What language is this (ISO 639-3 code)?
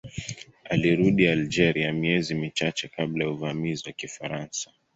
swa